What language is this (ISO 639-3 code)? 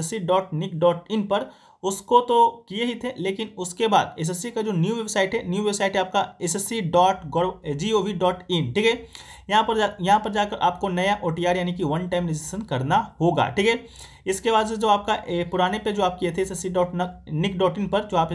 hin